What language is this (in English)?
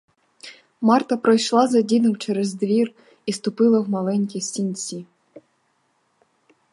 Ukrainian